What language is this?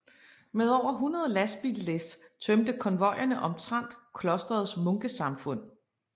Danish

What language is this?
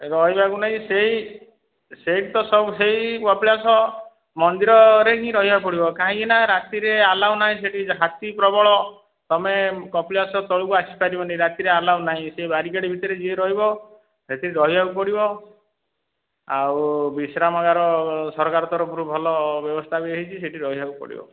Odia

